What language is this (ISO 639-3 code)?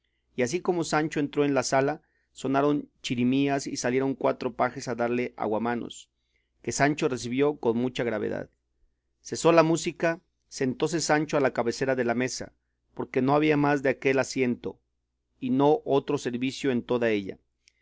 spa